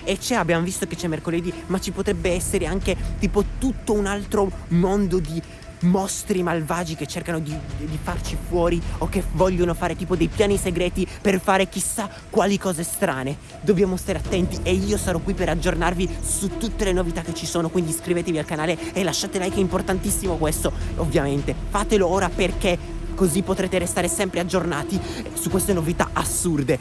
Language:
Italian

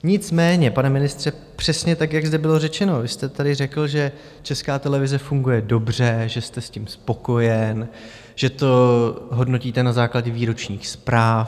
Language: Czech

